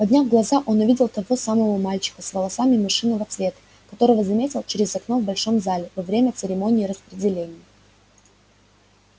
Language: Russian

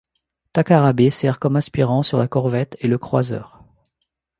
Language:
French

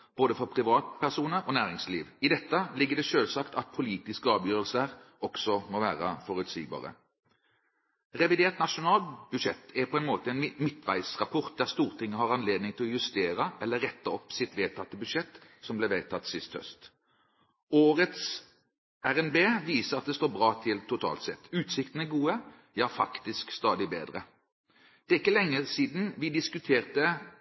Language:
Norwegian Bokmål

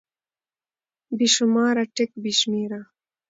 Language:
Pashto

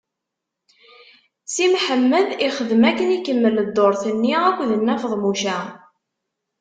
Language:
Kabyle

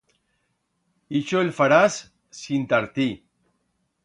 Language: Aragonese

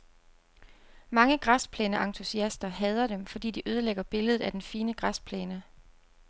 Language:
Danish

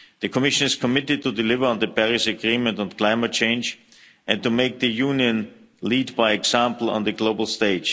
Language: English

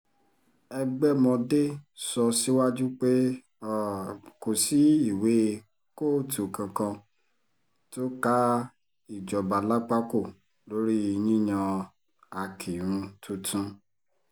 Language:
Yoruba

